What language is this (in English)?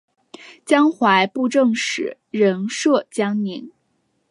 Chinese